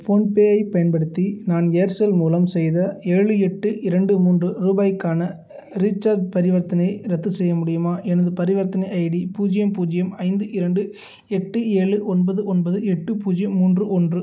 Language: Tamil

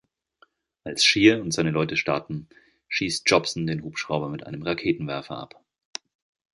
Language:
German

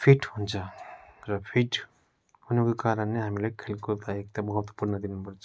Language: Nepali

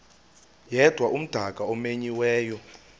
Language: Xhosa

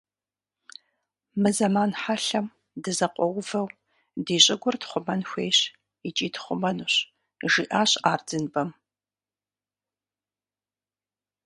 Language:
Kabardian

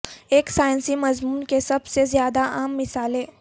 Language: Urdu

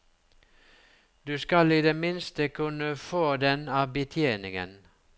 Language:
Norwegian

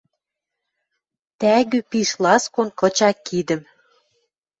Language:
Western Mari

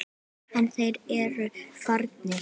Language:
Icelandic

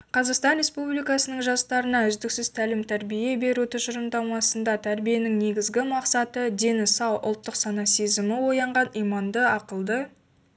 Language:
Kazakh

